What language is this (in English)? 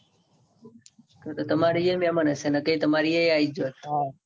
Gujarati